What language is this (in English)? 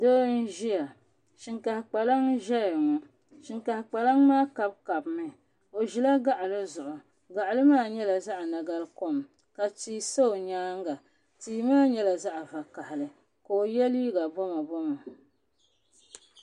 Dagbani